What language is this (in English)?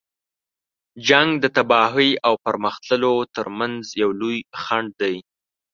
Pashto